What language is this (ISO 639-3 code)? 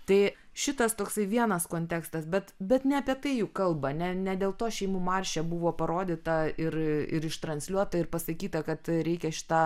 lit